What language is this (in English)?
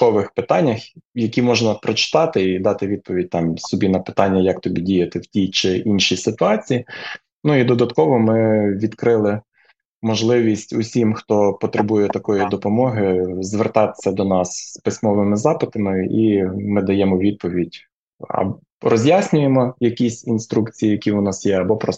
Ukrainian